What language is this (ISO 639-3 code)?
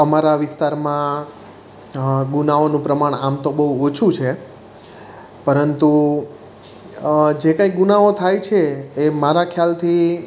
guj